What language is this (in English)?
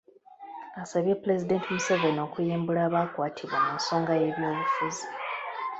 Ganda